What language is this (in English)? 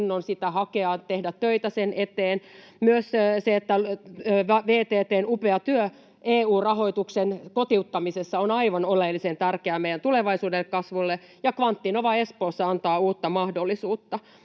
Finnish